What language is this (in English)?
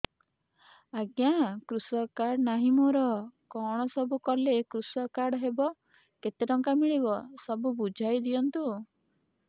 Odia